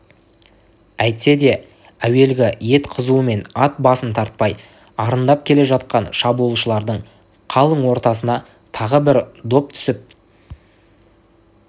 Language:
Kazakh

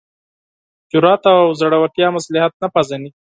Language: Pashto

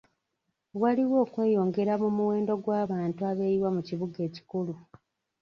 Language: Ganda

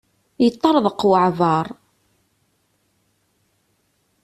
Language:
Kabyle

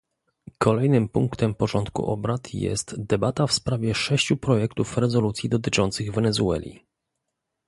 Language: Polish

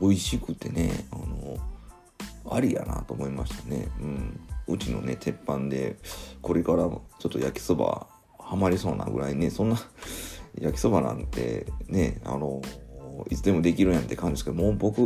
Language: Japanese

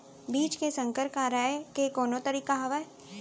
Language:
Chhattisgarhi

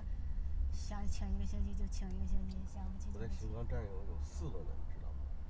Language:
Chinese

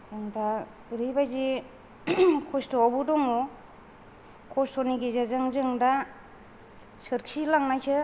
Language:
Bodo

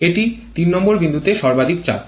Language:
Bangla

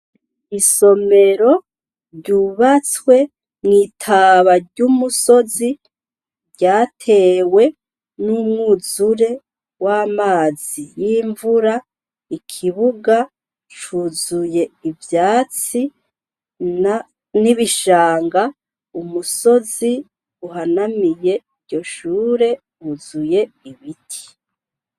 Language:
Rundi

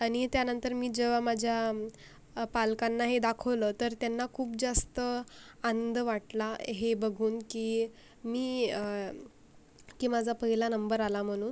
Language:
Marathi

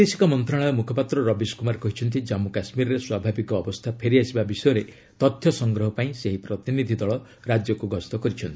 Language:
Odia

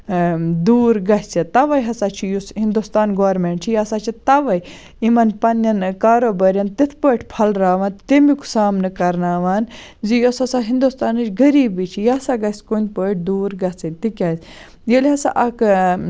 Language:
Kashmiri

